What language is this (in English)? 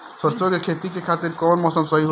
Bhojpuri